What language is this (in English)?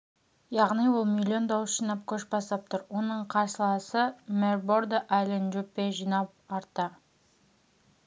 Kazakh